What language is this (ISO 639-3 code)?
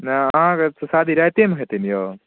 mai